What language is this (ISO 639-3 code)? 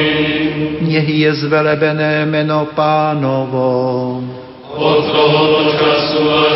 slk